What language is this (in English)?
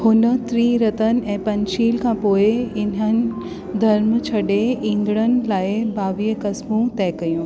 Sindhi